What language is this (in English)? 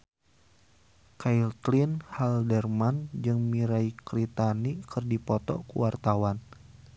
Sundanese